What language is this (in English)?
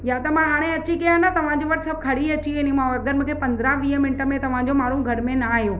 Sindhi